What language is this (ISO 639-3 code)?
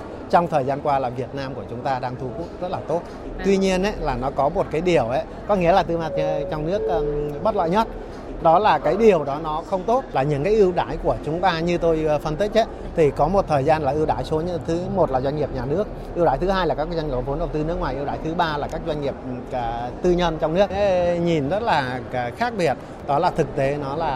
vie